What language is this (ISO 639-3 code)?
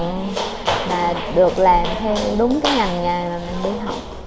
vie